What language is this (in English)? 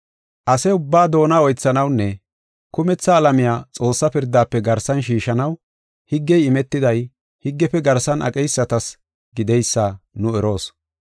Gofa